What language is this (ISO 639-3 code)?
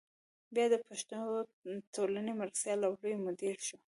pus